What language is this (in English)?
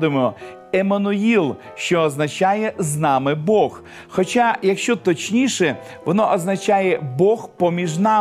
Ukrainian